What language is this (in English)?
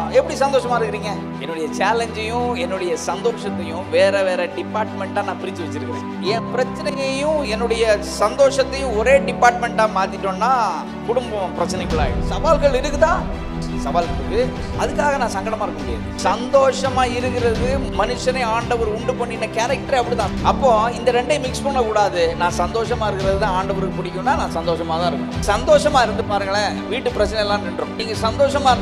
Romanian